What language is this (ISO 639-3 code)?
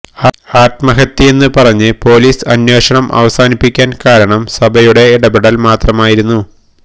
mal